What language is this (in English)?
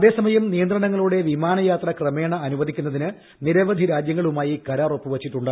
Malayalam